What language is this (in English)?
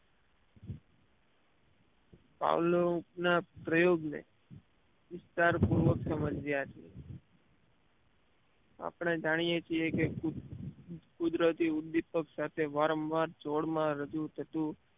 Gujarati